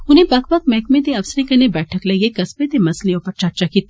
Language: Dogri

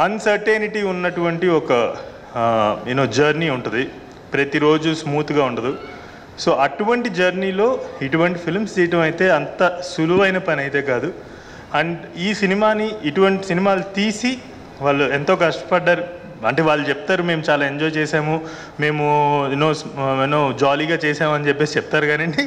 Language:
Telugu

